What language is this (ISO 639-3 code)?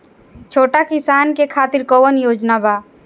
bho